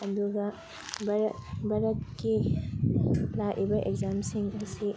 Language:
Manipuri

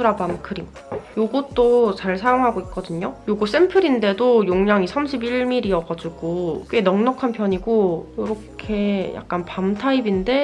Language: Korean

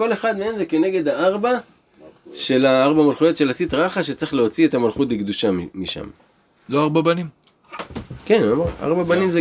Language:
Hebrew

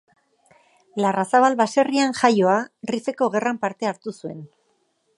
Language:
Basque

